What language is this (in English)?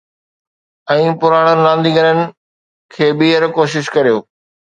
Sindhi